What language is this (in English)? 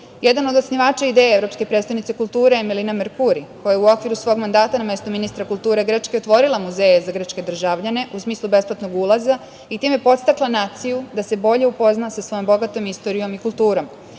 Serbian